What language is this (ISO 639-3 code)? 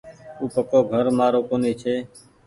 gig